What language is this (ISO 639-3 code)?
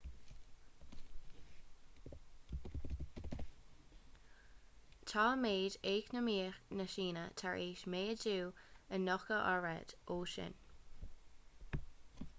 gle